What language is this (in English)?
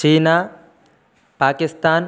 Sanskrit